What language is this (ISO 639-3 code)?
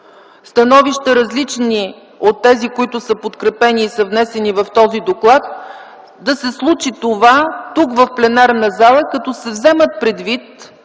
bul